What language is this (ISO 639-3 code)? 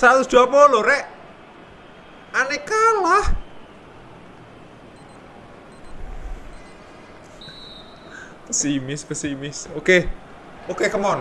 ind